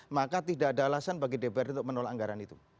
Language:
Indonesian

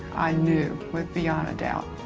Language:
English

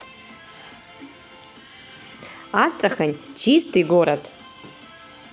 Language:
Russian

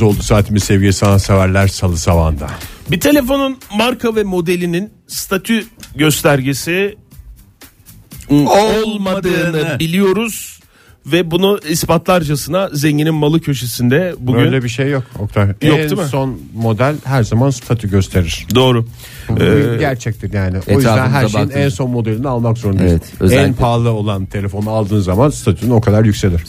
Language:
Turkish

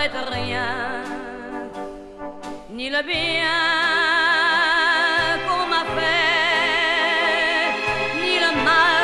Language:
French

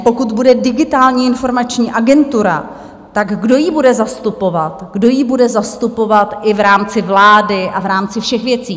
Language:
Czech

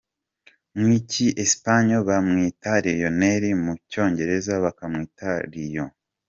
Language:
Kinyarwanda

